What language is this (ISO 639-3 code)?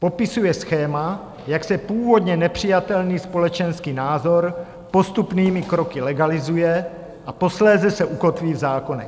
ces